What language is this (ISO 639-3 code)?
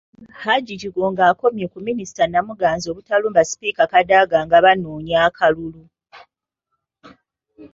lug